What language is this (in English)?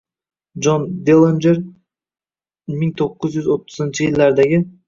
Uzbek